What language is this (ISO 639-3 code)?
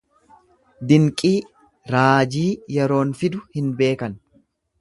orm